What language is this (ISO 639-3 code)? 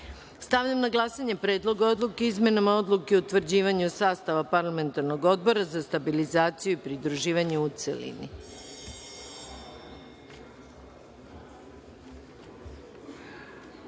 srp